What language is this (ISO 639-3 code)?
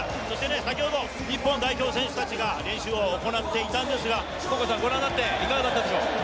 jpn